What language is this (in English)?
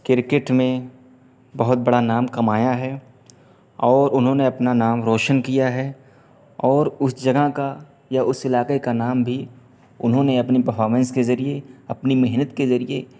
Urdu